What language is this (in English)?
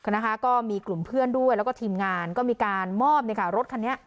Thai